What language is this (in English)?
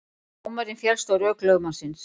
Icelandic